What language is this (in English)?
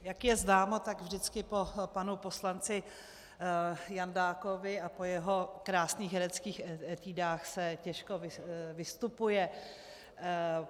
Czech